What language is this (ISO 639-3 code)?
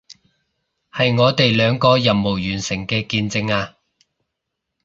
yue